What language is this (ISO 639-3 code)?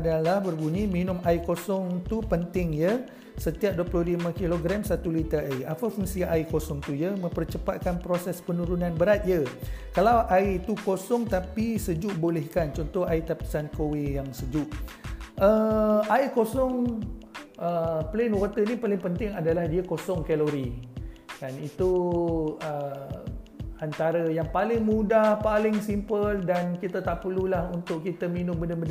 msa